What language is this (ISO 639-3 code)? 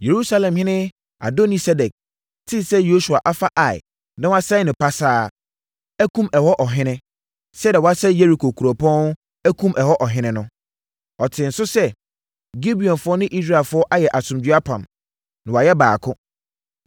aka